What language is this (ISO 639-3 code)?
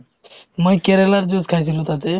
asm